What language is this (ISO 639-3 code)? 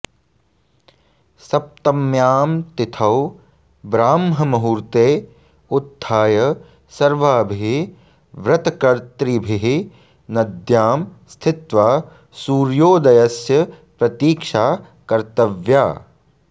san